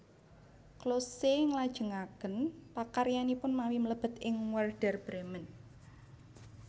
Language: Javanese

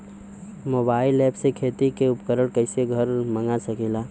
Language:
Bhojpuri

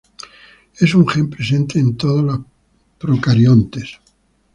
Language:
Spanish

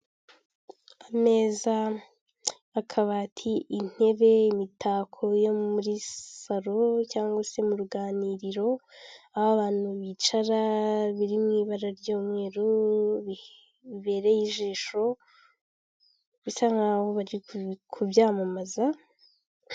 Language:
Kinyarwanda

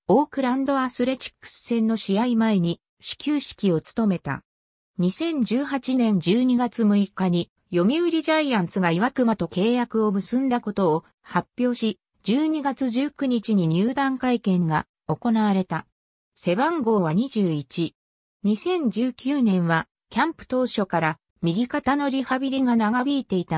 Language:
Japanese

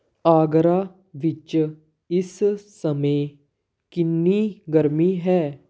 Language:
Punjabi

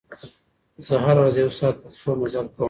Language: Pashto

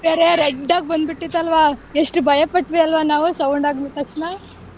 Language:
Kannada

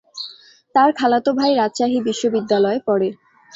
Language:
Bangla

